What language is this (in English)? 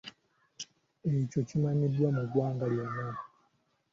Ganda